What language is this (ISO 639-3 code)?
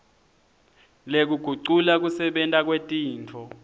ssw